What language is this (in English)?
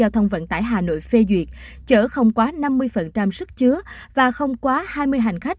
Vietnamese